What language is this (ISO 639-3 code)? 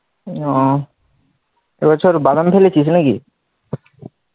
ben